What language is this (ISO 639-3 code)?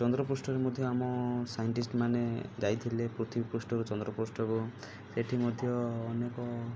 ori